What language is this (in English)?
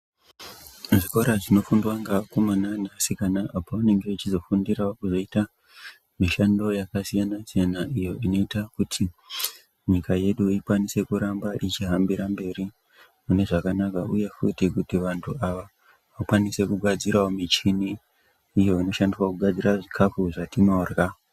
Ndau